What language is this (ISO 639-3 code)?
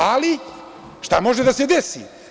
srp